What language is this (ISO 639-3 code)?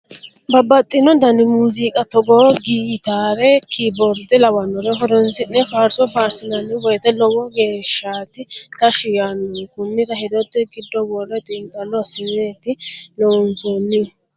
sid